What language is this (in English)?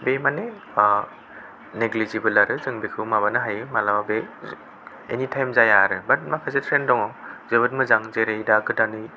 Bodo